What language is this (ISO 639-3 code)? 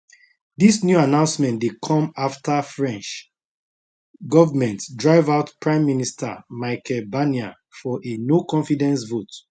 pcm